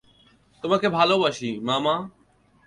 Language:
Bangla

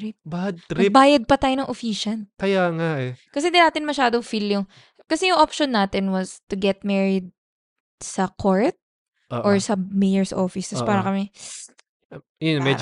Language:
Filipino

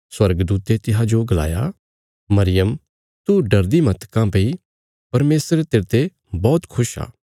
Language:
Bilaspuri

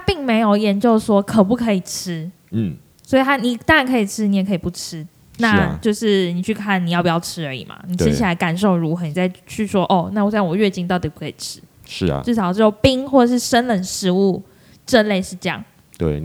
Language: Chinese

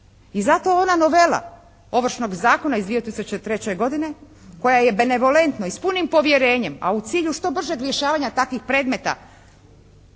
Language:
Croatian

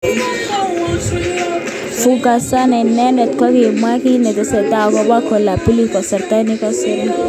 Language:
Kalenjin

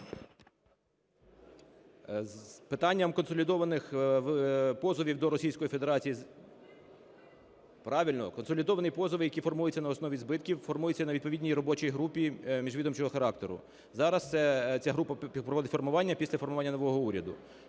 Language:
Ukrainian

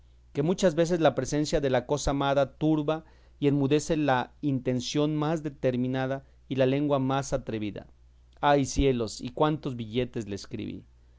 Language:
Spanish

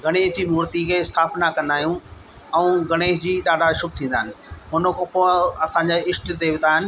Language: Sindhi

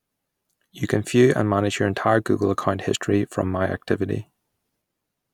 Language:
English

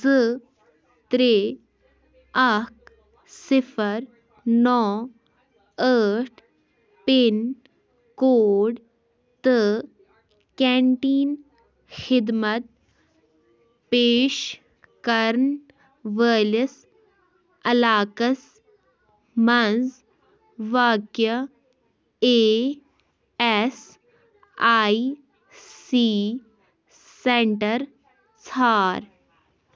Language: Kashmiri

